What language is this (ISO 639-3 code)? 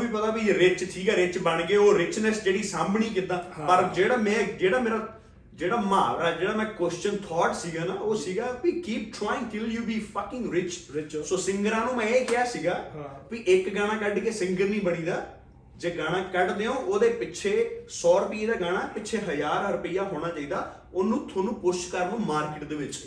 pan